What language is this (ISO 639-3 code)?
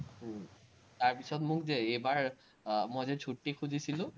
asm